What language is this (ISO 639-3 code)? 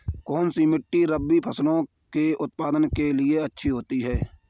hin